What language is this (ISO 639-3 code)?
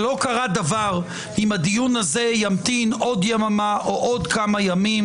heb